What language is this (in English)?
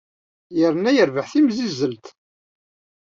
Kabyle